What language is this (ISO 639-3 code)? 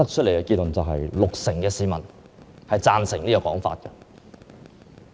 yue